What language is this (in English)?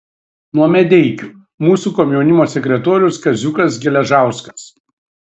Lithuanian